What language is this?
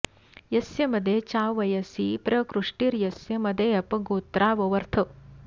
Sanskrit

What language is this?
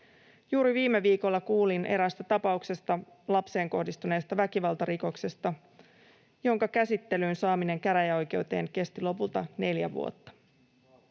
Finnish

